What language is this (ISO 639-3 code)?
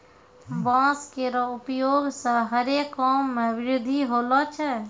mai